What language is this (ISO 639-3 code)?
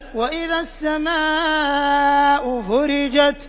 ara